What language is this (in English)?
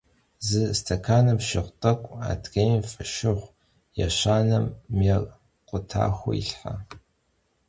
Kabardian